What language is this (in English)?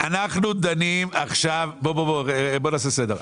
Hebrew